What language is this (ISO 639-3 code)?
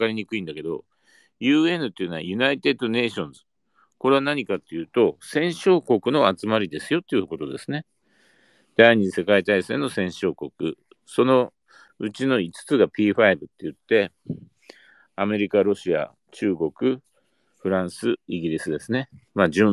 jpn